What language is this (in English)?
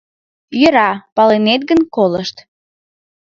Mari